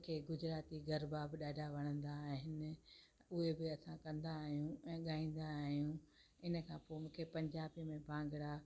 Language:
Sindhi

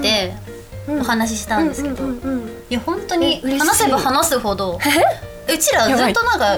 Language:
Japanese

